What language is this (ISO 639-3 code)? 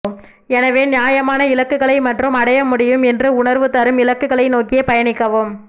tam